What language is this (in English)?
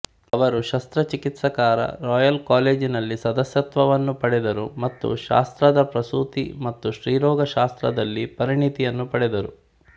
Kannada